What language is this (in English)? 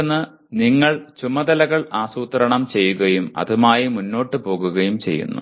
Malayalam